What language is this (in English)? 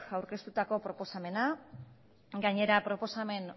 Basque